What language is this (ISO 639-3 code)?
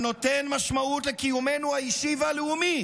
heb